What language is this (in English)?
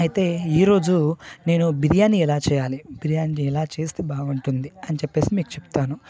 Telugu